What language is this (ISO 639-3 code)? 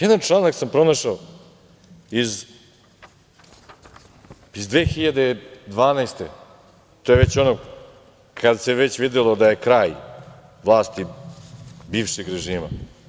srp